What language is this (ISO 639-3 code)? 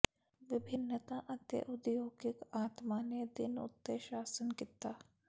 pan